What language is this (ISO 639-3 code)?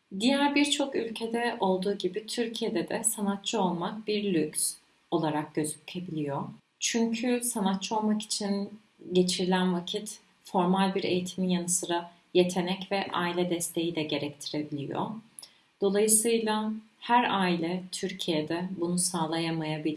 tur